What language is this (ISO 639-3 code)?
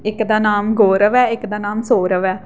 doi